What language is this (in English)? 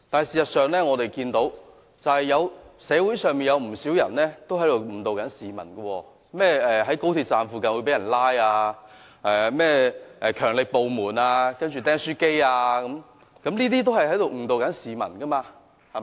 Cantonese